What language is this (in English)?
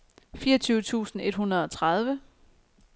Danish